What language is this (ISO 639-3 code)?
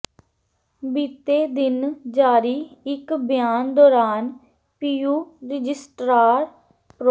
pan